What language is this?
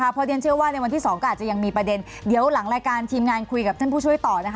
Thai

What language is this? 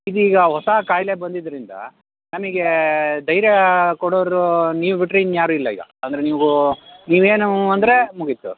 Kannada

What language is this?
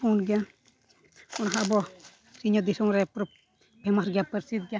Santali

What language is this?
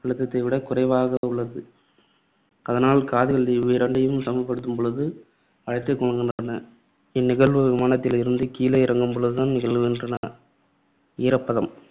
Tamil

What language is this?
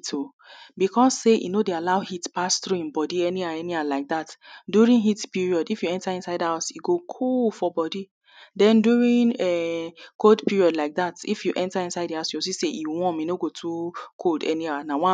Nigerian Pidgin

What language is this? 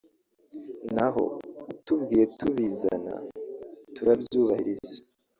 Kinyarwanda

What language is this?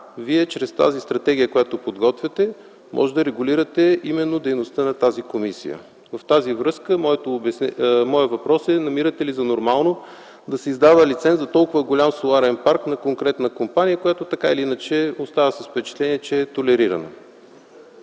Bulgarian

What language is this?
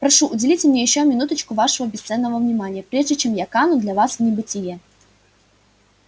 Russian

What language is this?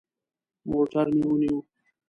Pashto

